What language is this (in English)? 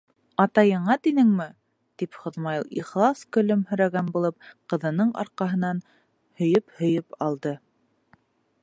Bashkir